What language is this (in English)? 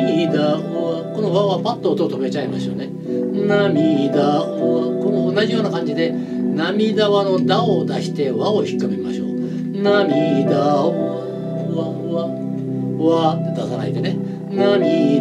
Japanese